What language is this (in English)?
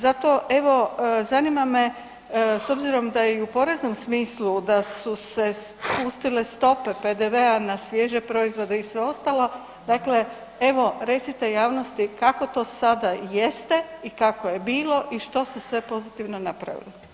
Croatian